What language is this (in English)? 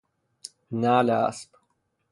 Persian